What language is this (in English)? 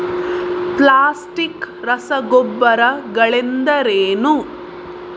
Kannada